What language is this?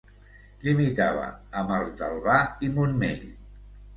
Catalan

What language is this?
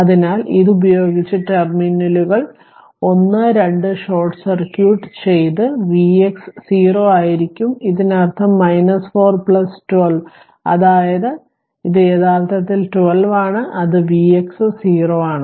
Malayalam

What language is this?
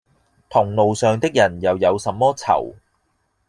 Cantonese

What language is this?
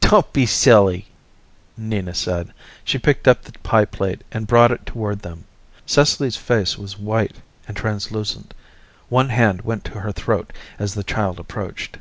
English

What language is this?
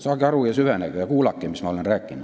Estonian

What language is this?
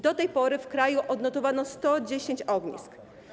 Polish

